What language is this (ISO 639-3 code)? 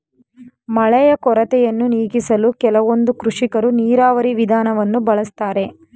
kan